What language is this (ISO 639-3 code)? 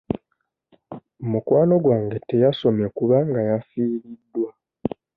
lug